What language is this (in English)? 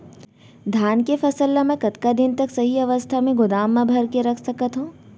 Chhattisgarhi